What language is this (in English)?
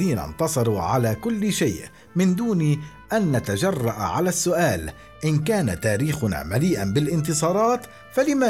Arabic